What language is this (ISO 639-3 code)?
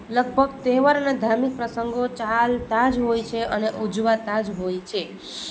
guj